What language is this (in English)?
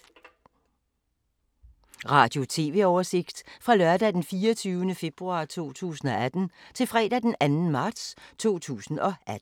Danish